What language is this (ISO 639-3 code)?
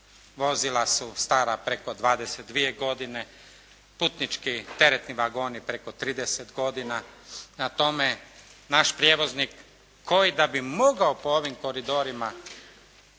hrv